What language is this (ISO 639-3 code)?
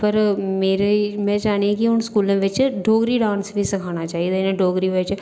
doi